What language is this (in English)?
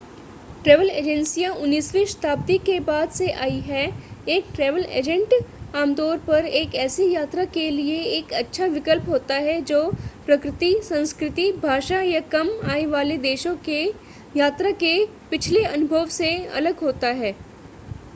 Hindi